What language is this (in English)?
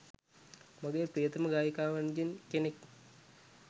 Sinhala